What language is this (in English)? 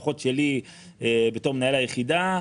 Hebrew